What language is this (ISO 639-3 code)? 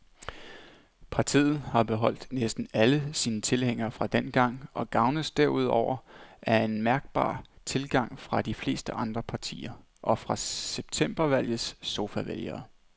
dan